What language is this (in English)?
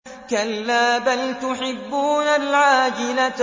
Arabic